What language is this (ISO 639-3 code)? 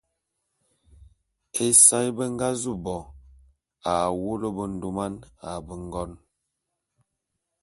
bum